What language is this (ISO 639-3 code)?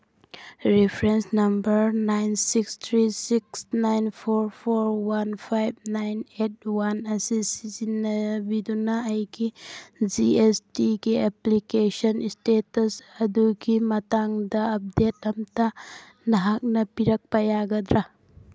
mni